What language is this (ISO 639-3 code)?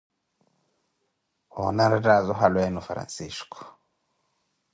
eko